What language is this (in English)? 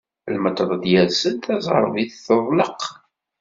Kabyle